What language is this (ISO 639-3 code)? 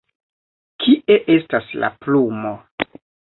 epo